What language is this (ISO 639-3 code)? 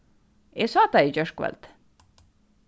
fao